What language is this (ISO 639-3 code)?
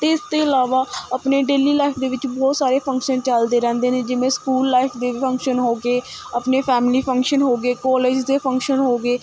pan